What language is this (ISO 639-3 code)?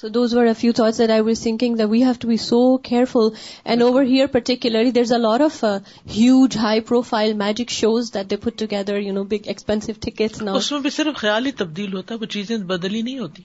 urd